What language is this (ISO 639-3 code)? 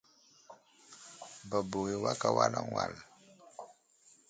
udl